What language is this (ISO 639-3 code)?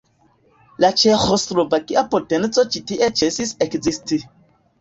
epo